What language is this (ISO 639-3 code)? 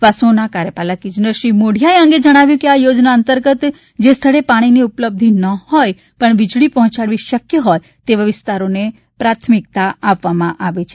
guj